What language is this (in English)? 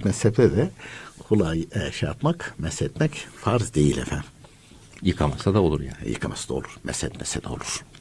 Turkish